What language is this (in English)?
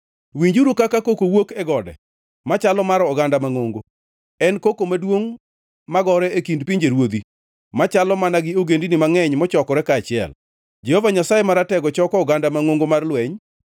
Luo (Kenya and Tanzania)